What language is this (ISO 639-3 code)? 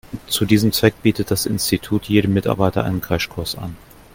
deu